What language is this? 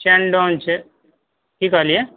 Maithili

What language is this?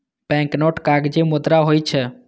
Maithili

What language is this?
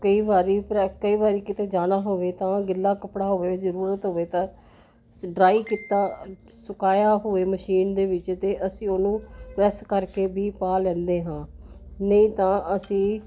Punjabi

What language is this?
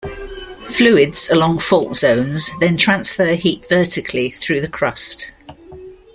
English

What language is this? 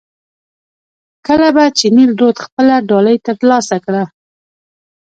Pashto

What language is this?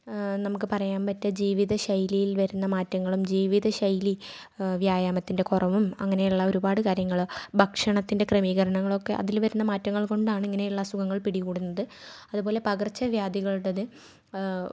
Malayalam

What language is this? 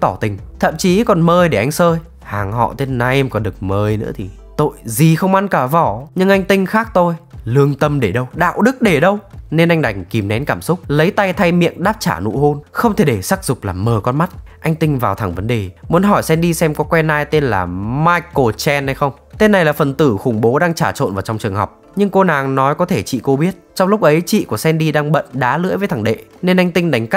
Vietnamese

